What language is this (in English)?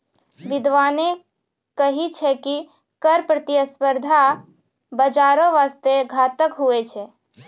Maithili